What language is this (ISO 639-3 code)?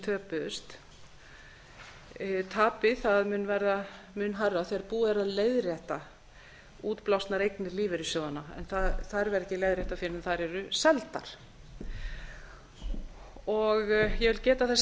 isl